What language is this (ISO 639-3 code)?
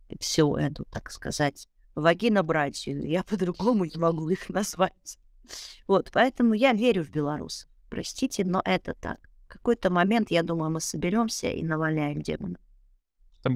rus